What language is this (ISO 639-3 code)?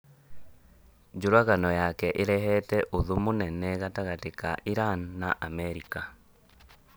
kik